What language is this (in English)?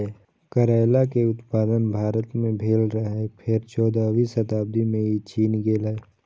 Maithili